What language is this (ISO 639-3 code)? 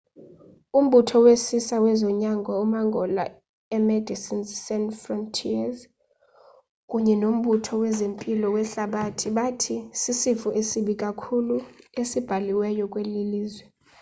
xho